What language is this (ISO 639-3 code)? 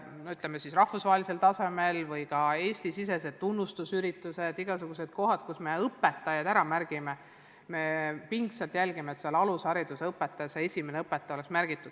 est